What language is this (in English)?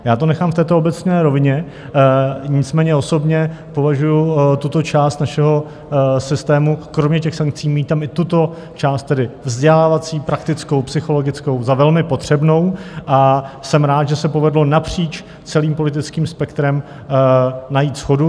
Czech